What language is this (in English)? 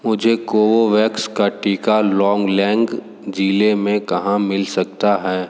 Hindi